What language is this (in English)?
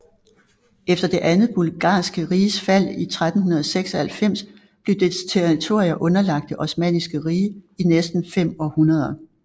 Danish